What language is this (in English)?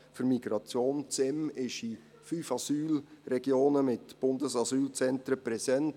Swiss German